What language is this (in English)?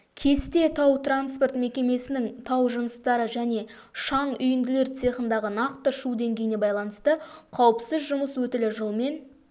Kazakh